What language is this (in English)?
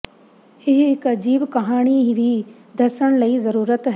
Punjabi